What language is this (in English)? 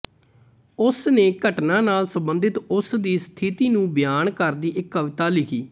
Punjabi